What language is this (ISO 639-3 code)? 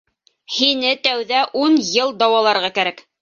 bak